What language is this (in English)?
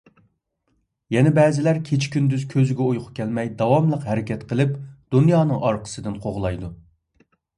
Uyghur